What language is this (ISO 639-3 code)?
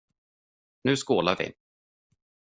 swe